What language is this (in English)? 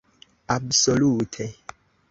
Esperanto